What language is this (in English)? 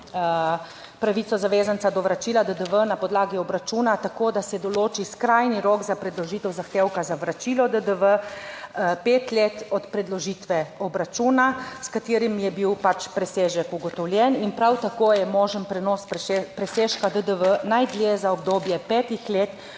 Slovenian